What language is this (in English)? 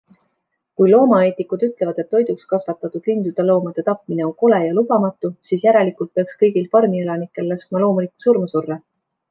Estonian